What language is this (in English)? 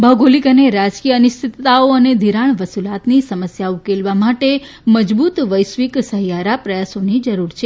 Gujarati